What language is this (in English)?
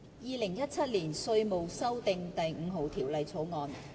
Cantonese